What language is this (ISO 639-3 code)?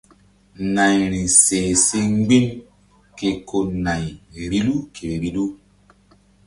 mdd